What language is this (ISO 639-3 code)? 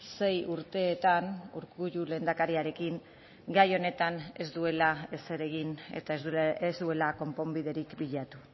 eus